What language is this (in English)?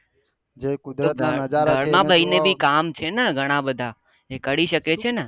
Gujarati